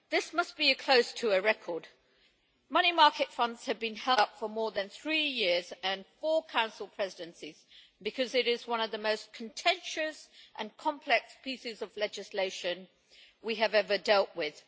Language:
English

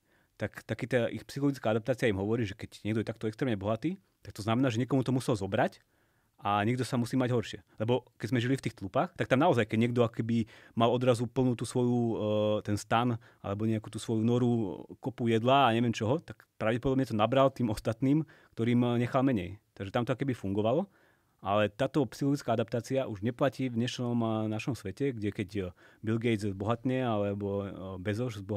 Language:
Slovak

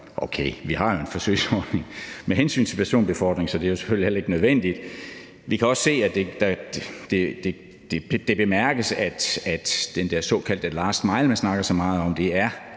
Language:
Danish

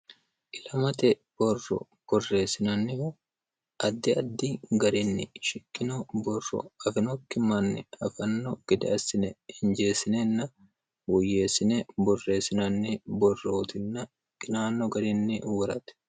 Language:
Sidamo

